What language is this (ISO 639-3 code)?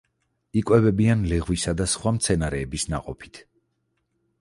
kat